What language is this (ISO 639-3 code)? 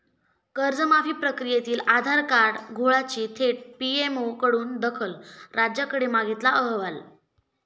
mar